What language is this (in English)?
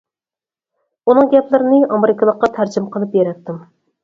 Uyghur